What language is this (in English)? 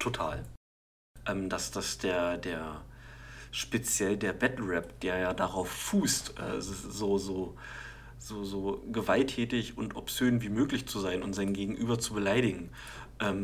German